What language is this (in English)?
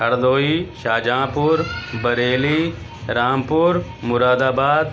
Urdu